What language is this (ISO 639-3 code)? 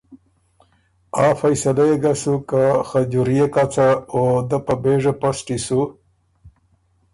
oru